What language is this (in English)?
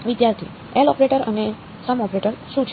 Gujarati